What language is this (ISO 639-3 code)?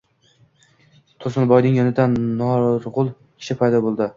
uzb